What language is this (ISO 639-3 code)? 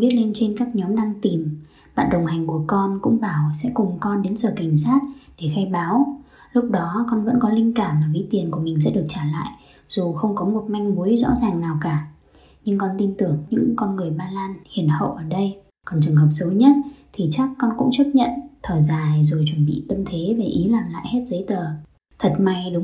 vie